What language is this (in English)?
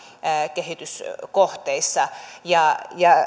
Finnish